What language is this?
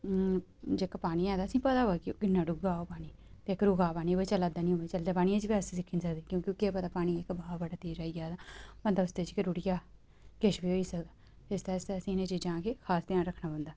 Dogri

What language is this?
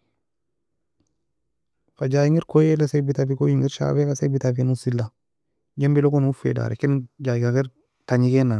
Nobiin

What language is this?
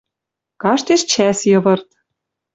Western Mari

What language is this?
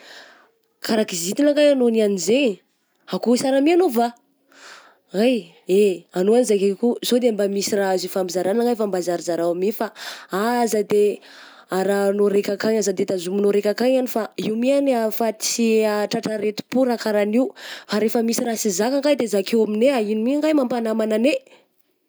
Southern Betsimisaraka Malagasy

